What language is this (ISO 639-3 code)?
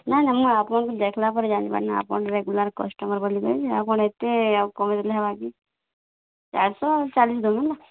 ori